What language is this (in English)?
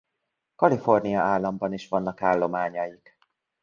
Hungarian